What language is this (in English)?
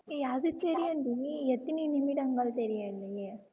Tamil